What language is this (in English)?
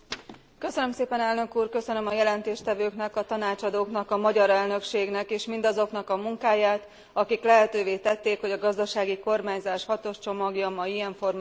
Hungarian